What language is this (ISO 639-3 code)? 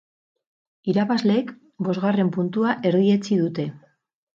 eus